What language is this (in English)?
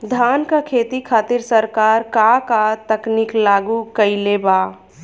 Bhojpuri